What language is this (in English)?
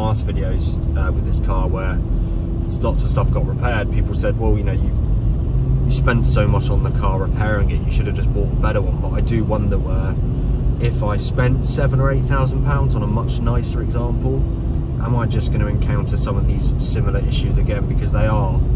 English